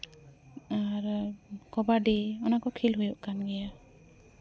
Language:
Santali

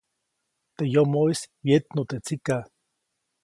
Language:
Copainalá Zoque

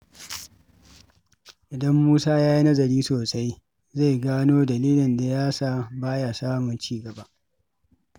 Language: Hausa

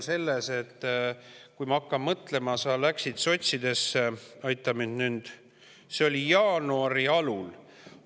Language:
Estonian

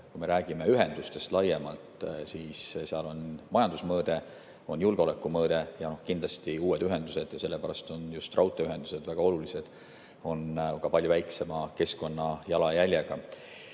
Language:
Estonian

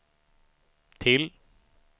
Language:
Swedish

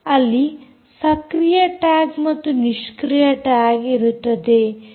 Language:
Kannada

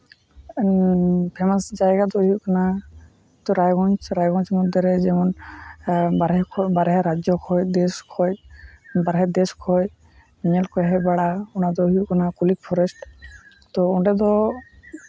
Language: Santali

